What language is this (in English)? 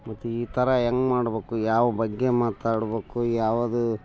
Kannada